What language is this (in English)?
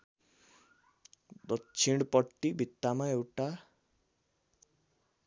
Nepali